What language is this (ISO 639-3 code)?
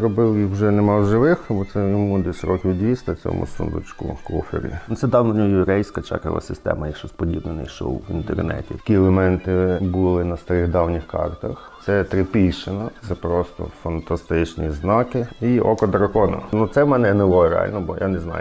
ukr